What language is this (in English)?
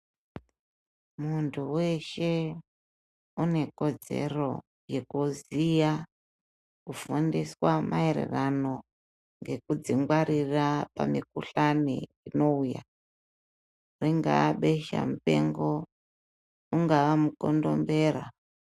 Ndau